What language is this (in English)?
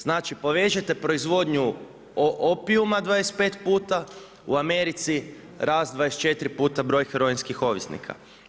Croatian